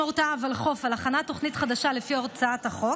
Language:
Hebrew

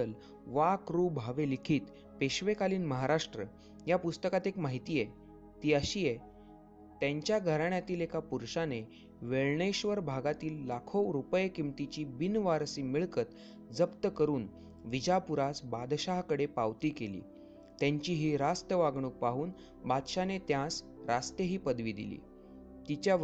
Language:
Marathi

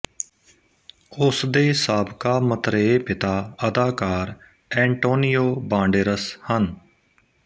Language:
Punjabi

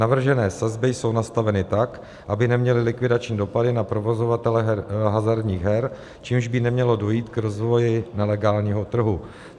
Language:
Czech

